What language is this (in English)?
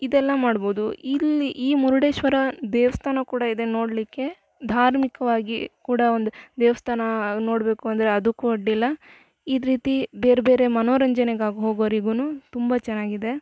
Kannada